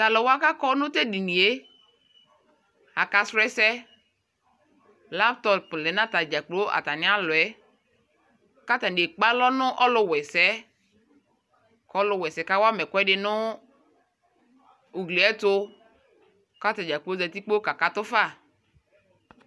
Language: Ikposo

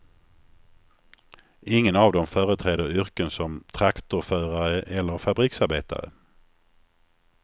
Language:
Swedish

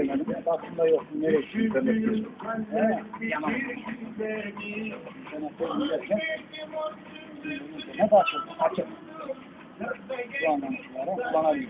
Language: Turkish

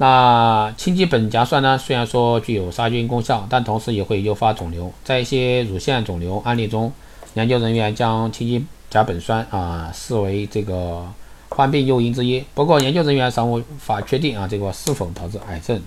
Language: Chinese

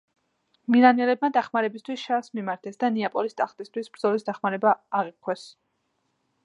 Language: Georgian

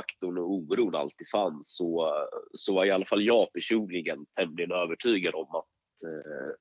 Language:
Swedish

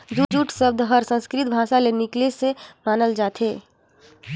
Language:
Chhattisgarhi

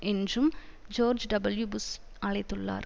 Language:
Tamil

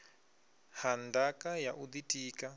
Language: Venda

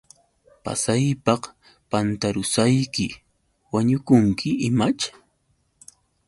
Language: Yauyos Quechua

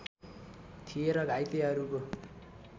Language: Nepali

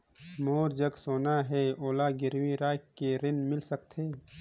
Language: Chhattisgarhi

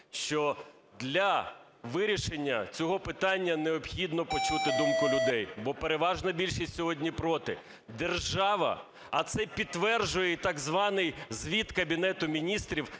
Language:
Ukrainian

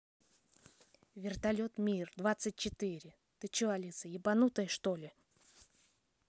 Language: Russian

